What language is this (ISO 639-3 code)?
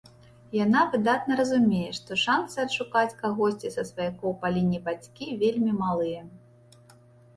bel